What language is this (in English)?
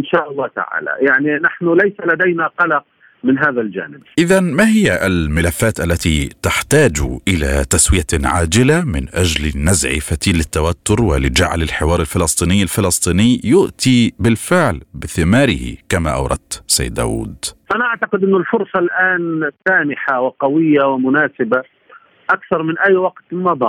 Arabic